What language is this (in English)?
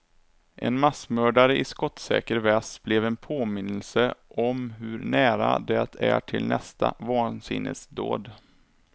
Swedish